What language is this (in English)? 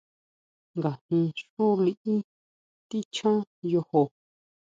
Huautla Mazatec